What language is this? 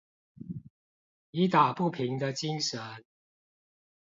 Chinese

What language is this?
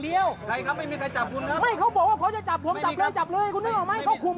Thai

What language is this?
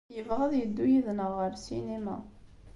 Kabyle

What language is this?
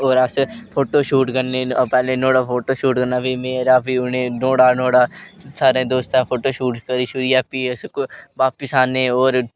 Dogri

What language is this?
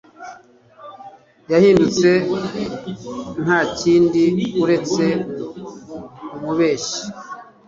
Kinyarwanda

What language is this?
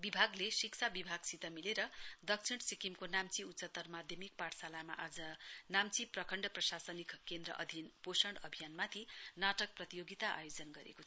Nepali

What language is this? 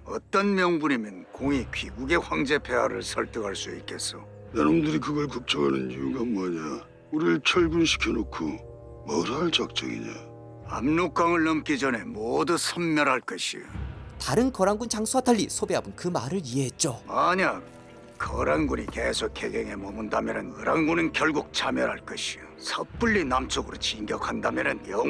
Korean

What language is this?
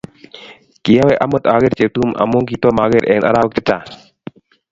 Kalenjin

